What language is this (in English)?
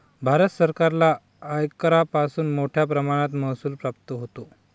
Marathi